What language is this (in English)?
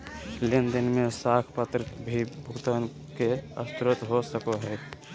Magahi